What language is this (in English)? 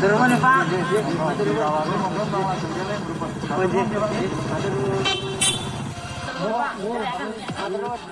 Indonesian